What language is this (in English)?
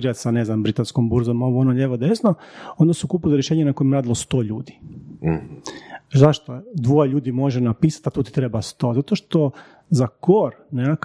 Croatian